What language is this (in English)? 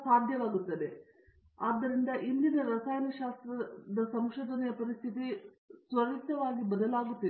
Kannada